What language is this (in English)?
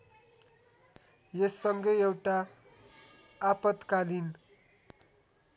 Nepali